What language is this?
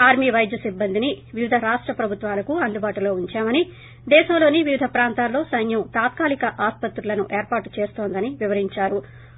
Telugu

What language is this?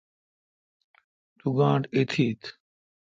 Kalkoti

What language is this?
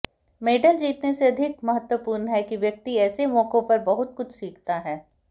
Hindi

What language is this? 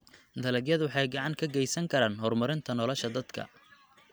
Somali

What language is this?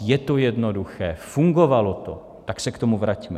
Czech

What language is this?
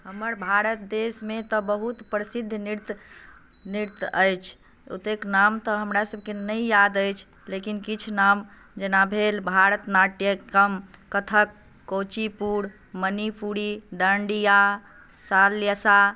Maithili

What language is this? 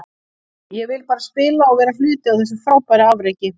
Icelandic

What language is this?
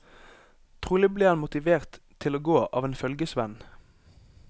Norwegian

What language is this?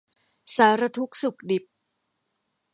Thai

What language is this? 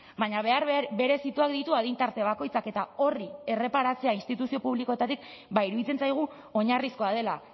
Basque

